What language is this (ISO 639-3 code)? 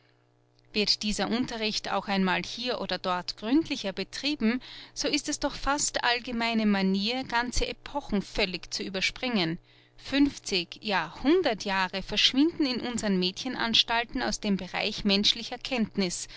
deu